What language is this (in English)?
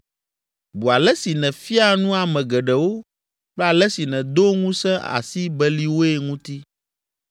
Ewe